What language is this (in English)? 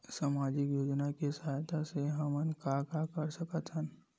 Chhattisgarhi